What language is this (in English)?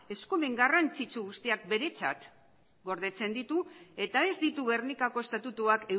Basque